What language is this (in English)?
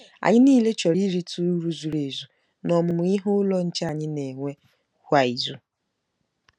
Igbo